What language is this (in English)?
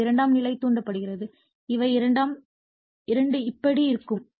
Tamil